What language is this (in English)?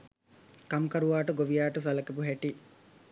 Sinhala